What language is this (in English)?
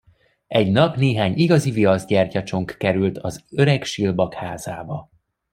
Hungarian